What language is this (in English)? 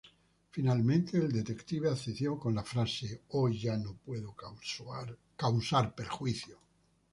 Spanish